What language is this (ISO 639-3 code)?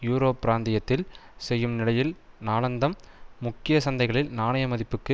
tam